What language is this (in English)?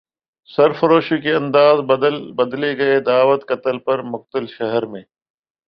Urdu